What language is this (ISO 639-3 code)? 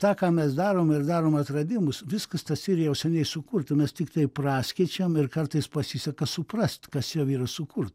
lit